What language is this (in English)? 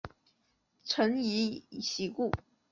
Chinese